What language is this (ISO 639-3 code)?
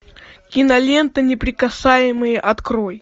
rus